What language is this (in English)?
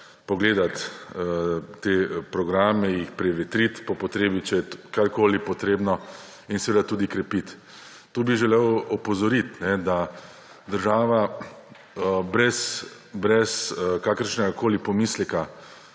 Slovenian